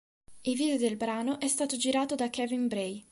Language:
Italian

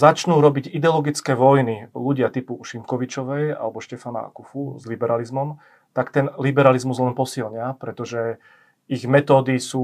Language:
Slovak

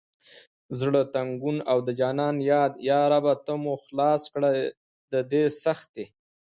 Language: Pashto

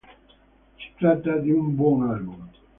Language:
Italian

